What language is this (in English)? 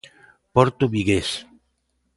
Galician